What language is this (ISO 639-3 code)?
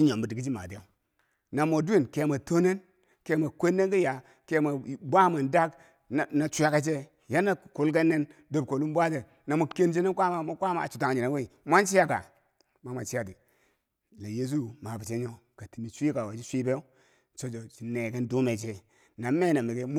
bsj